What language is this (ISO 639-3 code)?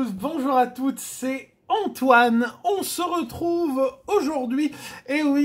fra